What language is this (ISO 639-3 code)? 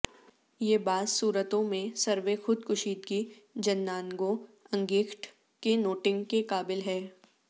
urd